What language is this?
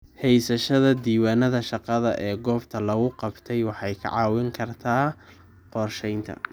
Somali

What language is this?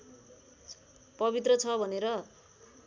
Nepali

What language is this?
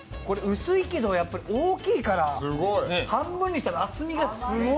Japanese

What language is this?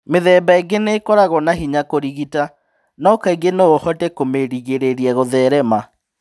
Kikuyu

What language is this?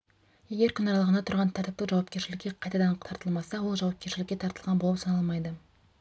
Kazakh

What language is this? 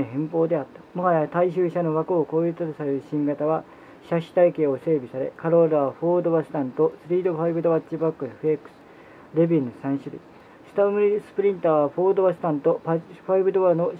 Japanese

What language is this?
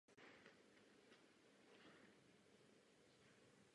Czech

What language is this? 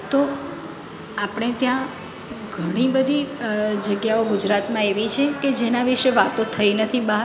Gujarati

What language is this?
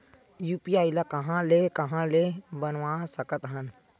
Chhattisgarhi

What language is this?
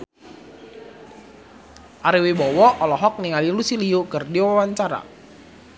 Sundanese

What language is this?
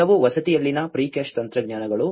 Kannada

